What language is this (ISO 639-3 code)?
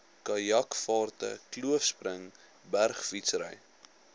afr